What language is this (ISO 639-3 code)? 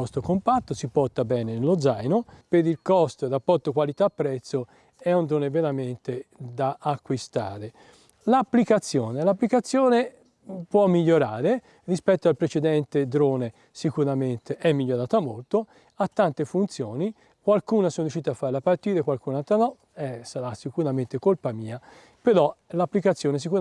ita